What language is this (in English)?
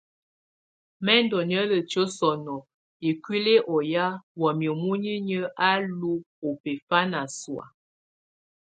Tunen